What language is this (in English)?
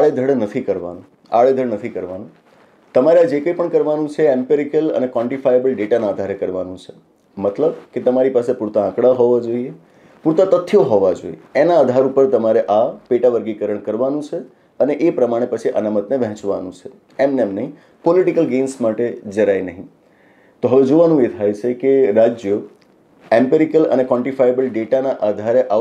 Gujarati